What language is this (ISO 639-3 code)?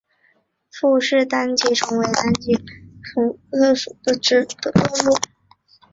zho